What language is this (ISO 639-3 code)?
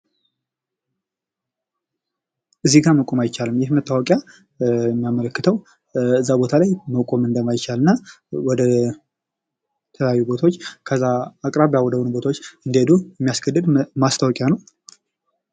amh